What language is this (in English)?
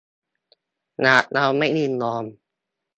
Thai